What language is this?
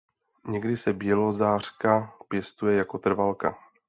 Czech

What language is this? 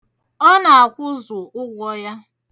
Igbo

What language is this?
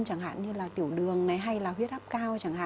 Vietnamese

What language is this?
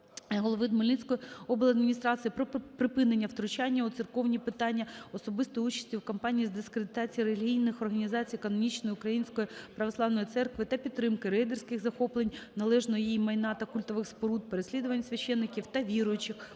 Ukrainian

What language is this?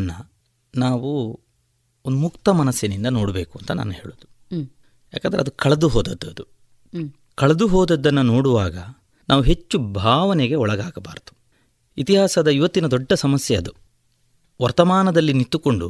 Kannada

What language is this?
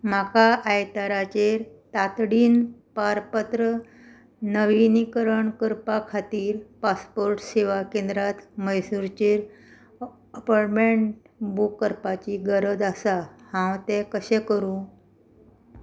Konkani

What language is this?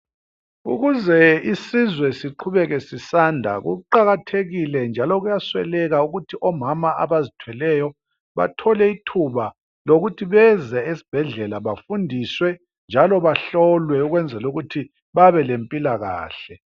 North Ndebele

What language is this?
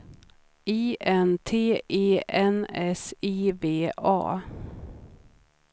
Swedish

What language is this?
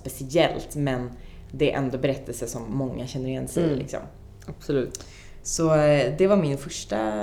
Swedish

